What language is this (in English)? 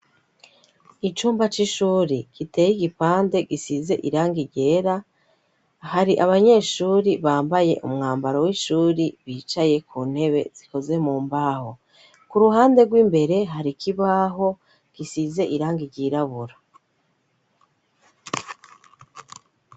Rundi